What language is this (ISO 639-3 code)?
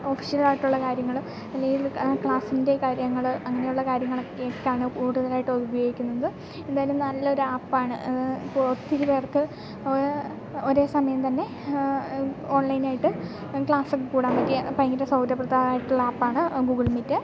mal